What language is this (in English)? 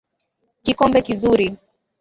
Swahili